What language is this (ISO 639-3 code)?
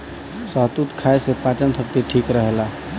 bho